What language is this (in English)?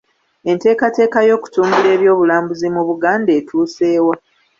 Ganda